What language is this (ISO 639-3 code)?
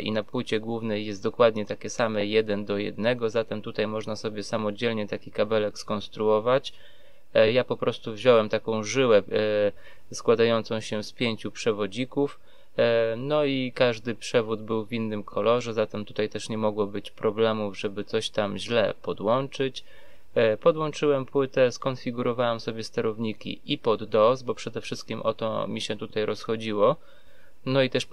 pol